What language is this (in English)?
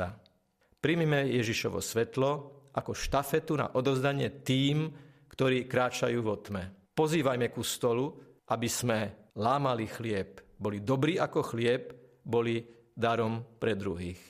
Slovak